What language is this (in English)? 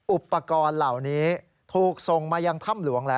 Thai